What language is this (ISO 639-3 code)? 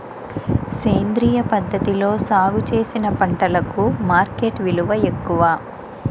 tel